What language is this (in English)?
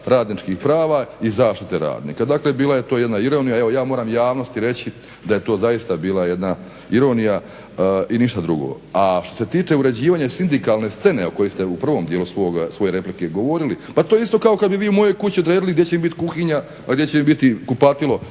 Croatian